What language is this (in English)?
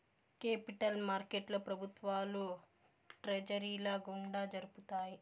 Telugu